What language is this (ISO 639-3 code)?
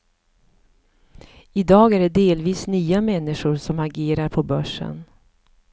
swe